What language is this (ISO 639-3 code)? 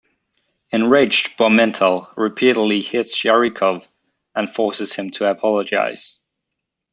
eng